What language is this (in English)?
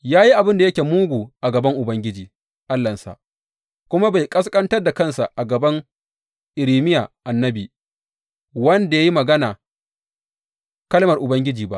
Hausa